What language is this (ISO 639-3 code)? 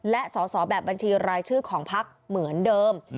tha